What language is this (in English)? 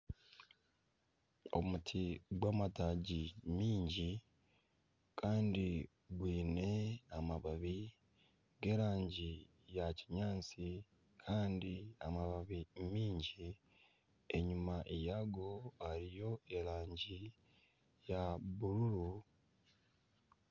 Nyankole